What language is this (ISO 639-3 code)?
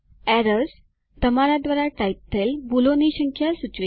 guj